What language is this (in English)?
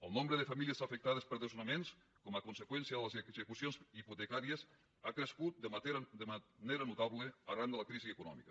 Catalan